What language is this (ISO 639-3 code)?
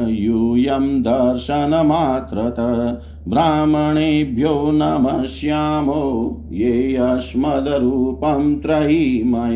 hin